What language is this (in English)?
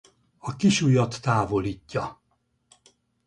Hungarian